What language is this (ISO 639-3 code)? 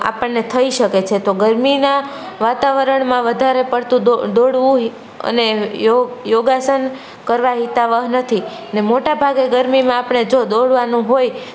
guj